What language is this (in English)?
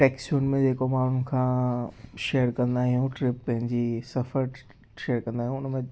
Sindhi